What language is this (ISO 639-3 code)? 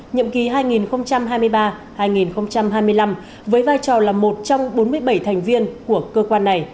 vie